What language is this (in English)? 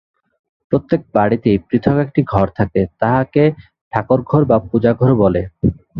Bangla